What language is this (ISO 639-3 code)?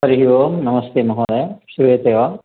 san